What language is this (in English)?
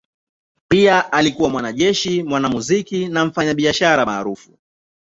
Swahili